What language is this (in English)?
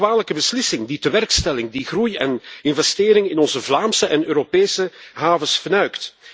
Dutch